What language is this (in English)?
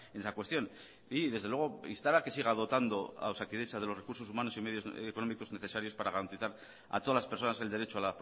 Spanish